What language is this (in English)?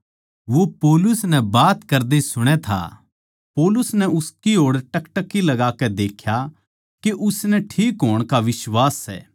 Haryanvi